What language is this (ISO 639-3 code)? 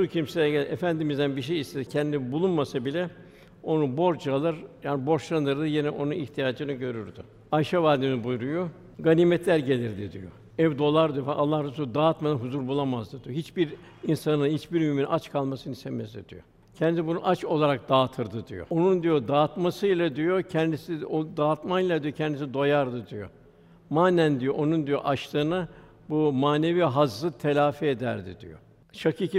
tur